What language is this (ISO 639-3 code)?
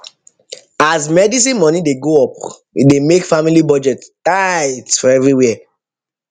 pcm